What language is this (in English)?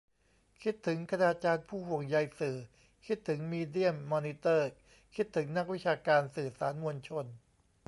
Thai